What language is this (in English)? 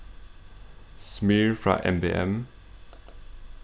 Faroese